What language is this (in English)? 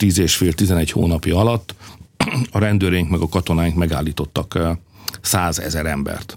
Hungarian